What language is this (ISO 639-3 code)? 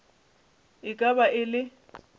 nso